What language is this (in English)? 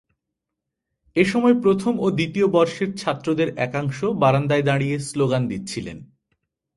Bangla